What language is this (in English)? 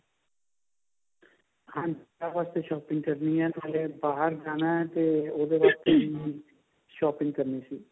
Punjabi